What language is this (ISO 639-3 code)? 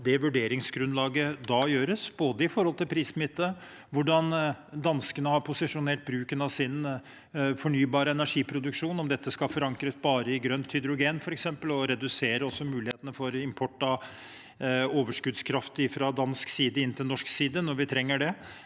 nor